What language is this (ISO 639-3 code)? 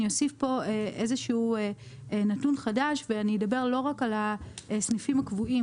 heb